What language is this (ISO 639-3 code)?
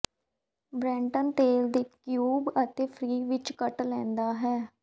pan